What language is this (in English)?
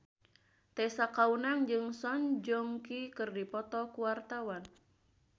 Sundanese